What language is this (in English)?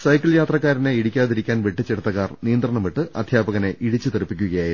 Malayalam